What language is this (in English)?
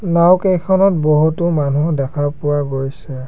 Assamese